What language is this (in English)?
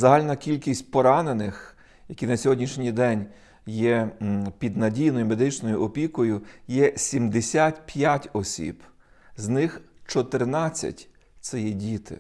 Ukrainian